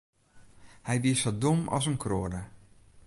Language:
Western Frisian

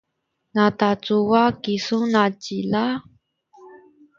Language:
Sakizaya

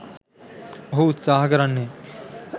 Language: Sinhala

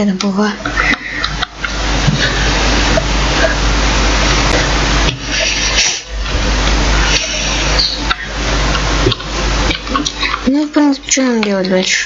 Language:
Russian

